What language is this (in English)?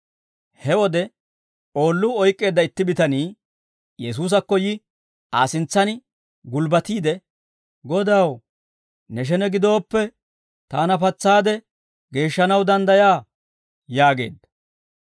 Dawro